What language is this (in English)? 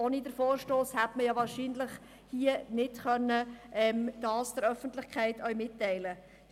Swiss German